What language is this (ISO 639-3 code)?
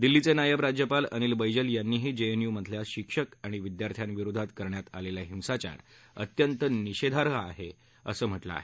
mar